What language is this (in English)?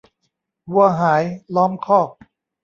Thai